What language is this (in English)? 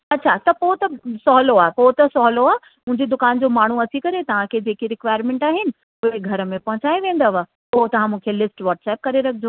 Sindhi